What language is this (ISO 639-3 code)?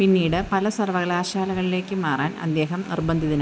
mal